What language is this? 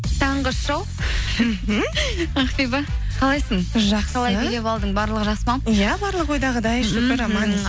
Kazakh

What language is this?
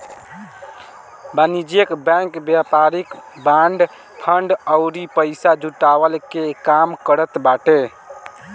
Bhojpuri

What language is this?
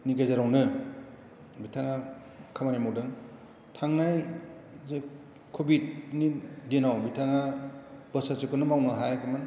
Bodo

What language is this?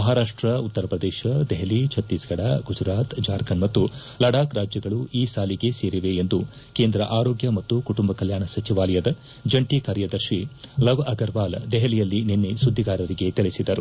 Kannada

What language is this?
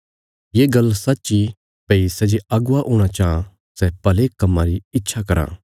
Bilaspuri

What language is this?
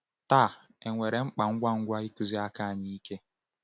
Igbo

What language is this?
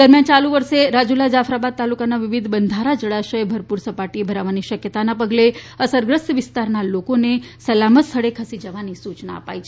Gujarati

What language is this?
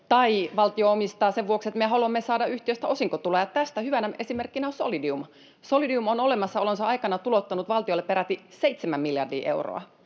Finnish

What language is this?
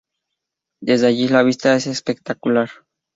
Spanish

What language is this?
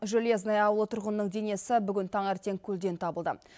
Kazakh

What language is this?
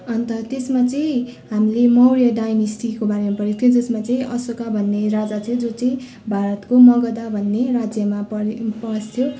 Nepali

